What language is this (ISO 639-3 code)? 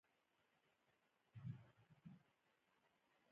pus